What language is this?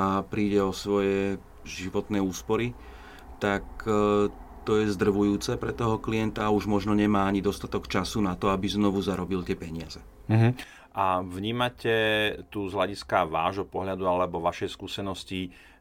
Slovak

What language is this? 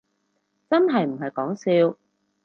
Cantonese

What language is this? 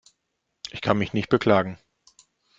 German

